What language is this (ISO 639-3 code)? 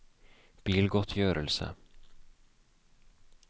nor